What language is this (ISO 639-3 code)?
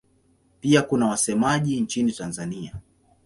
swa